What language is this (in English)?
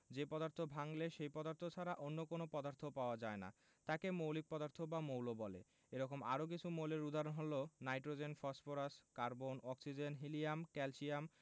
Bangla